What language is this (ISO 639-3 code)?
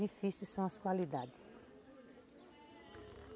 por